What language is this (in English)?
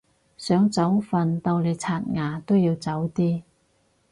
Cantonese